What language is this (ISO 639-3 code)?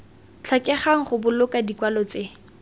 tsn